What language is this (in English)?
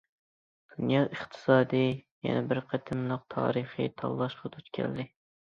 Uyghur